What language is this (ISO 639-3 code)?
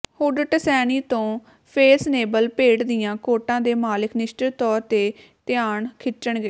pan